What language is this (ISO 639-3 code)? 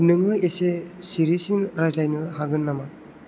brx